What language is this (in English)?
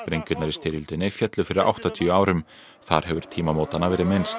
Icelandic